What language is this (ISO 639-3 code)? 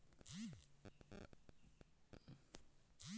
hne